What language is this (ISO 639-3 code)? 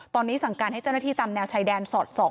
tha